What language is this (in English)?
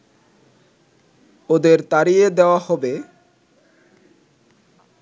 Bangla